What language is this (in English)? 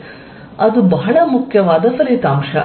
Kannada